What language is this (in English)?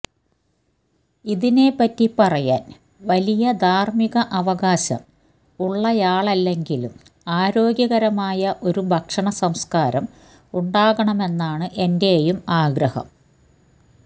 Malayalam